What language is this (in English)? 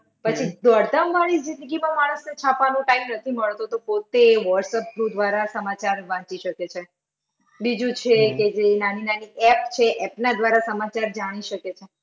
Gujarati